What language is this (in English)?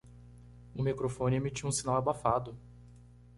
Portuguese